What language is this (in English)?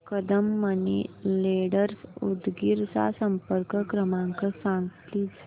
Marathi